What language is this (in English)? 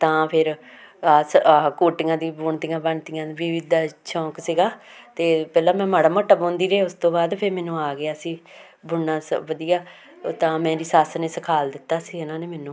Punjabi